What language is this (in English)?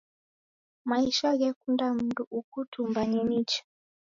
Taita